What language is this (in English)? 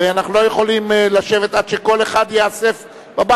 Hebrew